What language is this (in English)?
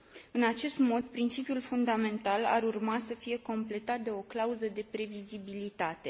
Romanian